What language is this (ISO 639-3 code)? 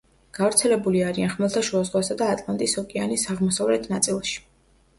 kat